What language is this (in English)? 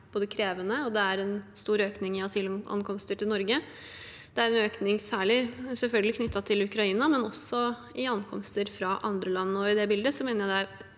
Norwegian